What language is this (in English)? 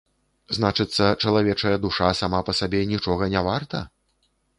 Belarusian